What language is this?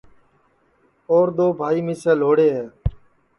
Sansi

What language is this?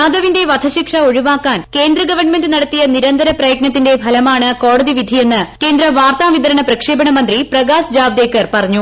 Malayalam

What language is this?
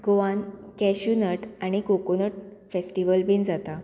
Konkani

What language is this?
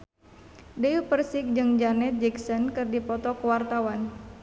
Sundanese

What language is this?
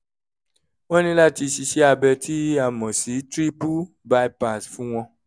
Yoruba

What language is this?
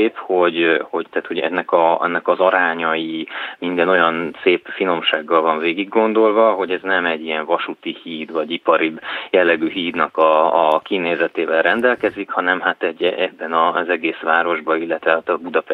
Hungarian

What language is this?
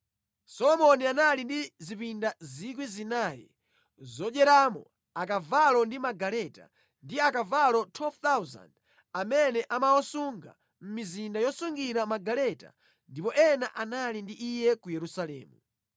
Nyanja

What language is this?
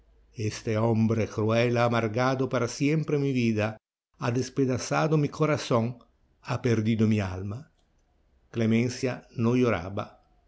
Spanish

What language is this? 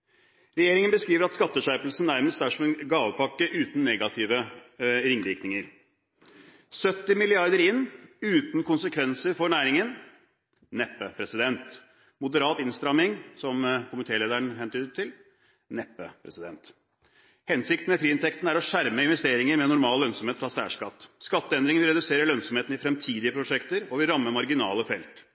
Norwegian Bokmål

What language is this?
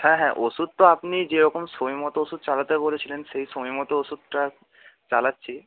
Bangla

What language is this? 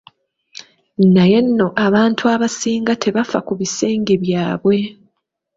Ganda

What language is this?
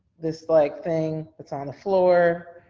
English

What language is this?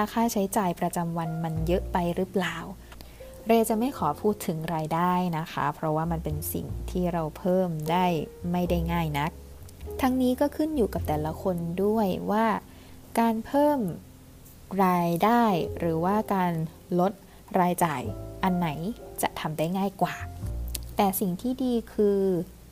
Thai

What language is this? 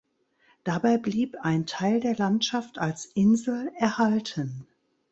German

